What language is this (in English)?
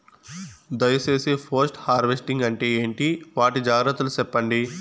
Telugu